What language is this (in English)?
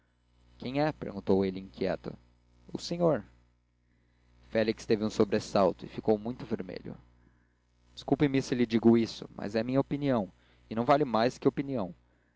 Portuguese